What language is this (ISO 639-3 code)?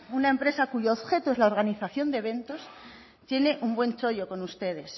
spa